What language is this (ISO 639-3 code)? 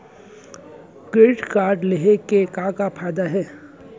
hne